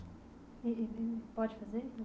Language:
Portuguese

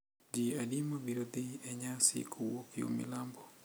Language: Luo (Kenya and Tanzania)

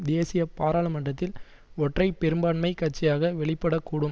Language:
Tamil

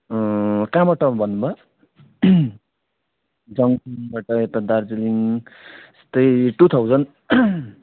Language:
Nepali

